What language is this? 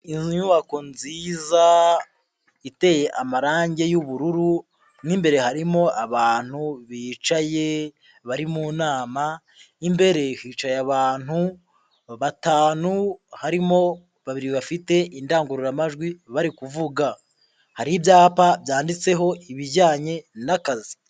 Kinyarwanda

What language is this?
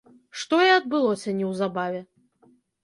Belarusian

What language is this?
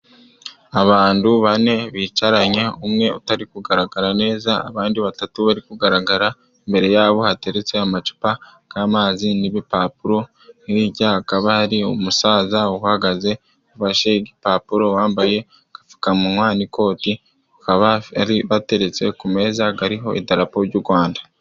Kinyarwanda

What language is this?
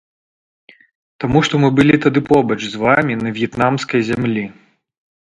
Belarusian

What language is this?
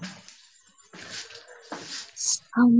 Odia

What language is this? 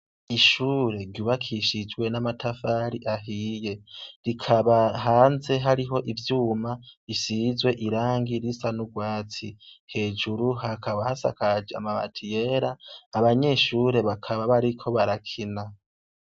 Rundi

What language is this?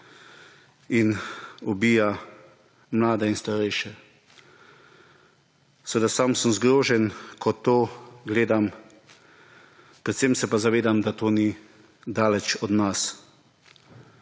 Slovenian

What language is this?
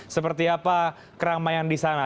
Indonesian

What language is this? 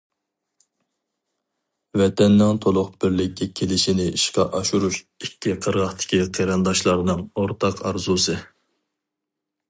Uyghur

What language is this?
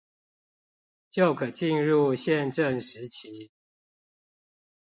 Chinese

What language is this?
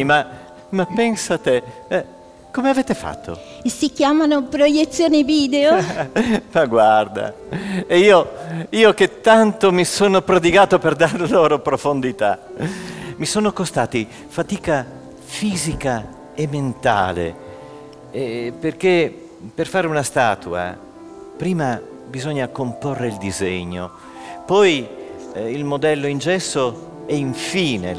Italian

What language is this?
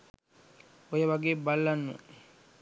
Sinhala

